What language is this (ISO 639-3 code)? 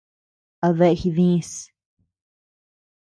cux